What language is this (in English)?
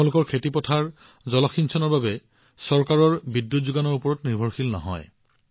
Assamese